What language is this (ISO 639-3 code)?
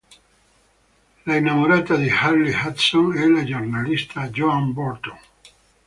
ita